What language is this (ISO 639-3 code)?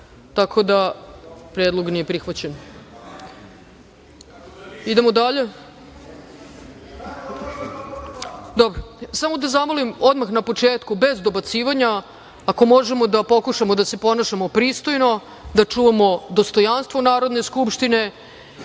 srp